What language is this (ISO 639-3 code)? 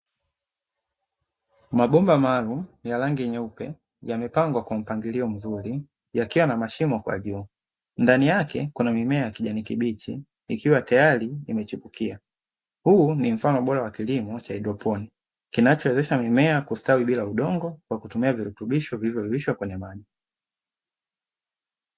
swa